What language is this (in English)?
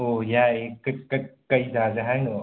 Manipuri